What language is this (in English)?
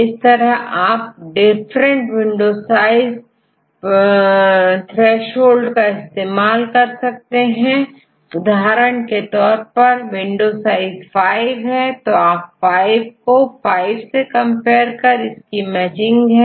Hindi